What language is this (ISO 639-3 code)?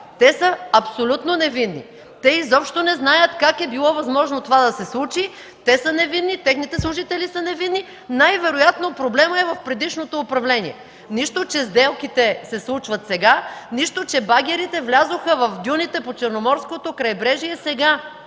bul